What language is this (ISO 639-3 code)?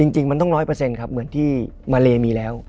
tha